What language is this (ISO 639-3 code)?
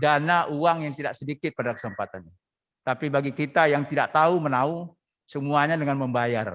ind